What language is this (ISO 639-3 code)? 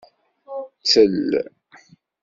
kab